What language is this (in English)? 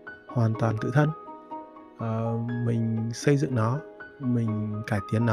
Vietnamese